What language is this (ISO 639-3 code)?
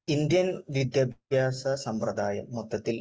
mal